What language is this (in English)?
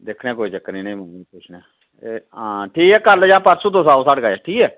Dogri